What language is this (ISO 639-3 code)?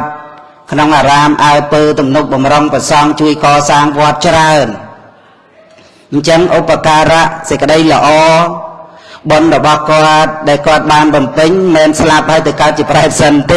eng